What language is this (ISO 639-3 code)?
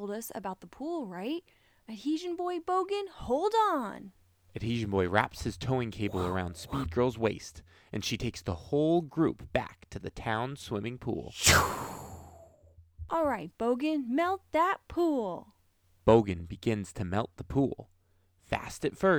eng